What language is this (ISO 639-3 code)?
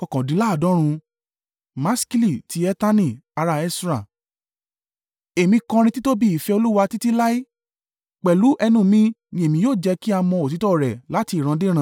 yor